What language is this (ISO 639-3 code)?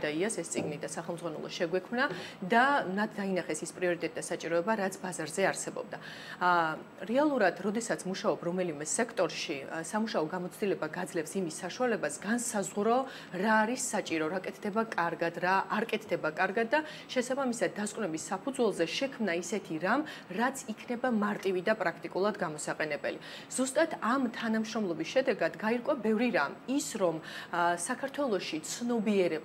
ron